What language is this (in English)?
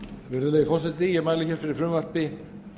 Icelandic